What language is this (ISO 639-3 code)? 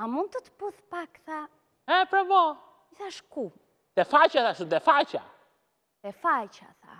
ron